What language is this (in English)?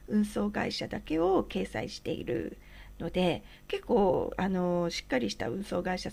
Japanese